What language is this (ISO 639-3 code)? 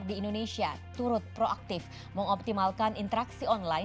ind